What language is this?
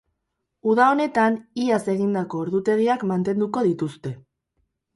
Basque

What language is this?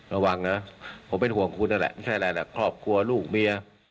Thai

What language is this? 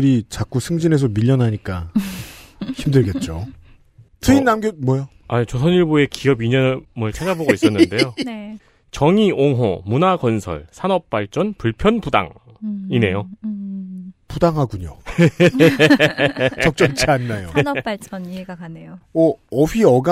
Korean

